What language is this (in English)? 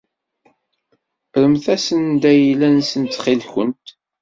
Kabyle